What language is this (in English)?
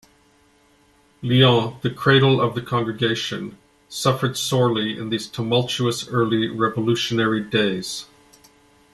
English